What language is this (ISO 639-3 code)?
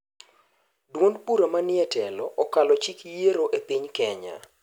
luo